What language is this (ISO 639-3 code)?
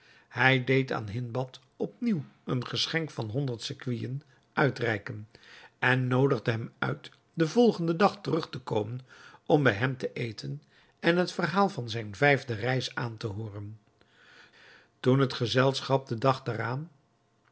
nld